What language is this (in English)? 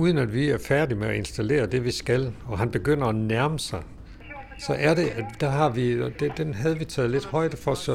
Danish